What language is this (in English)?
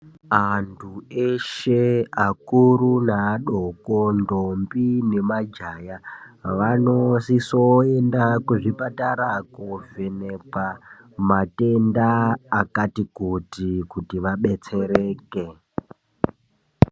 Ndau